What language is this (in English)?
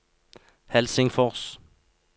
Norwegian